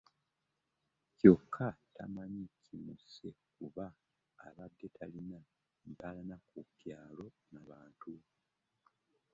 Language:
Ganda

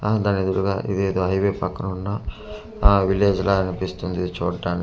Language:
Telugu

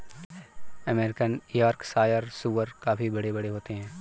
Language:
Hindi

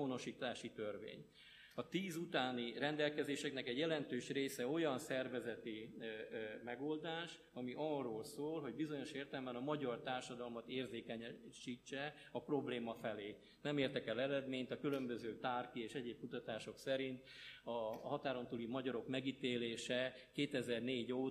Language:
Hungarian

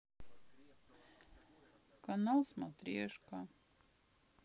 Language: Russian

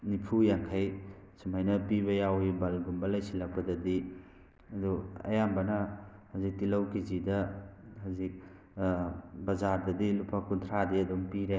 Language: Manipuri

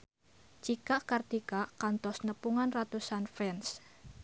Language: Sundanese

